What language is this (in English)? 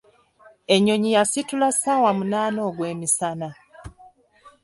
Ganda